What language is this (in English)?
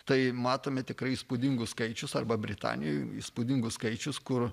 Lithuanian